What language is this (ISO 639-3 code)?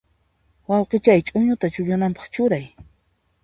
qxp